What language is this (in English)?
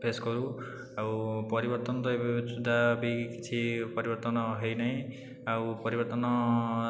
Odia